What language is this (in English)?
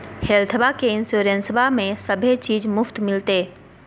Magahi